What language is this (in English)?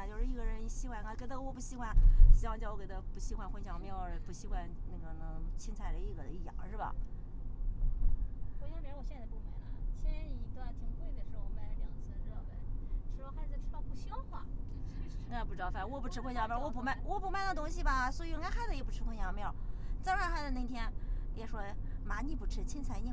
Chinese